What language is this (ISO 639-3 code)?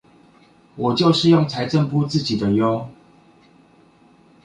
zho